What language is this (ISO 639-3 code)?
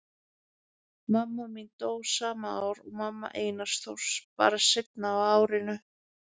isl